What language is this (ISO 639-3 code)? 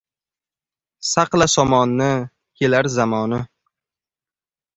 uzb